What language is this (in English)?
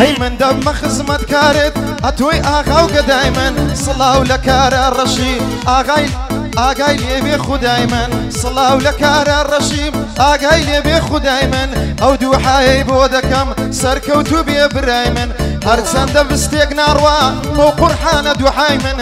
Romanian